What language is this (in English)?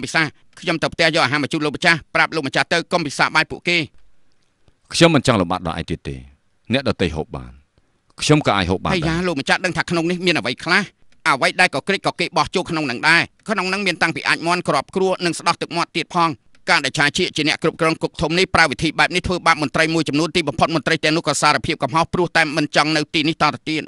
Thai